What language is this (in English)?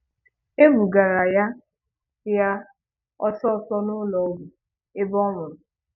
Igbo